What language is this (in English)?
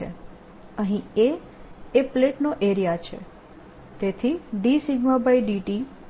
Gujarati